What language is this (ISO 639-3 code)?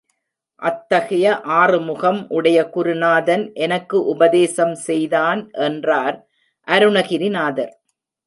tam